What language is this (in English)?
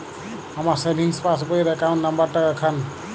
Bangla